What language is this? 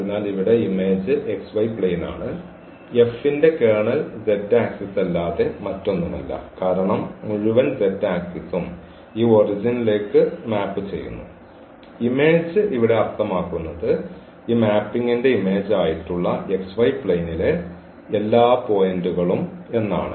Malayalam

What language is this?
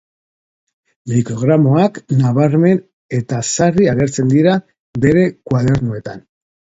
Basque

